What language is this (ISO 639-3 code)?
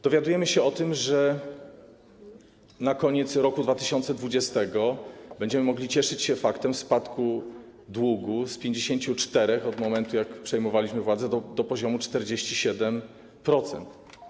pol